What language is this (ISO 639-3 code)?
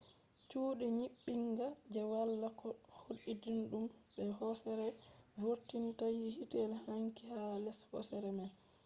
ful